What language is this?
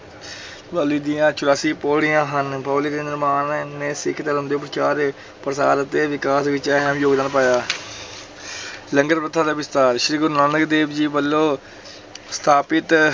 Punjabi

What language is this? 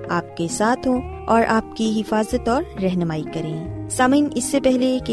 Urdu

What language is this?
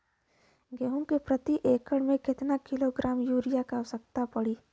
Bhojpuri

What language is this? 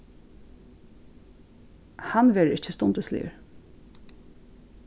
Faroese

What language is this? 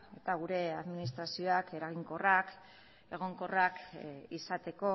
Basque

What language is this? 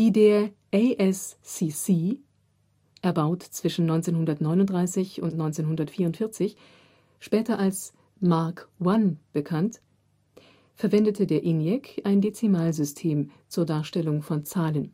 German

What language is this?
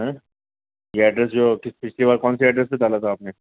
Urdu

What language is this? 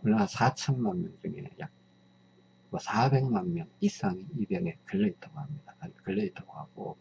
Korean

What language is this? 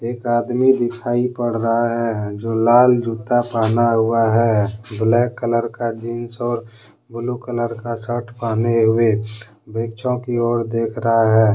Hindi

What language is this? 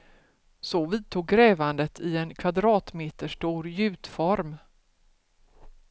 Swedish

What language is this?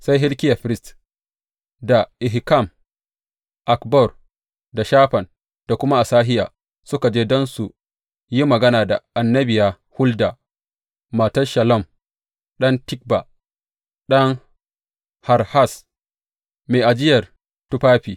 Hausa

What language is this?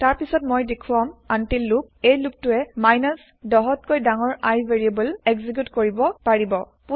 Assamese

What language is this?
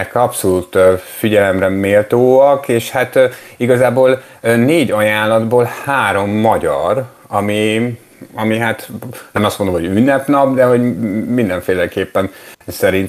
Hungarian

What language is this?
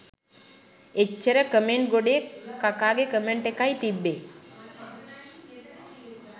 Sinhala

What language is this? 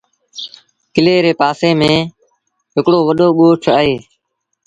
Sindhi Bhil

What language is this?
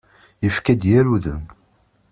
Kabyle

